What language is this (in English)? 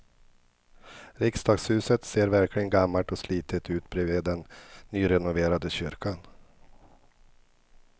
Swedish